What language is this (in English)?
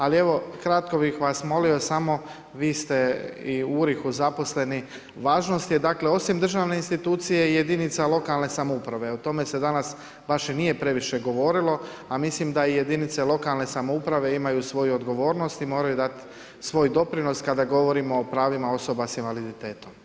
Croatian